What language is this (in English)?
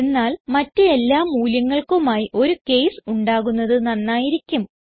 Malayalam